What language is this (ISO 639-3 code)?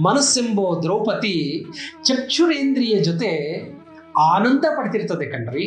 kan